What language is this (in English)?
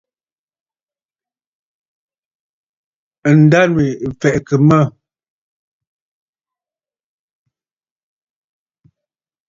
Bafut